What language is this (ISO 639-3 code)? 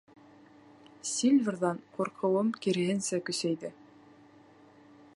bak